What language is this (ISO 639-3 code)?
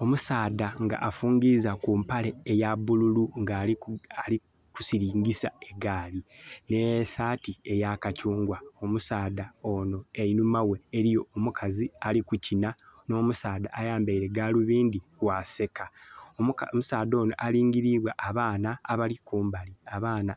xog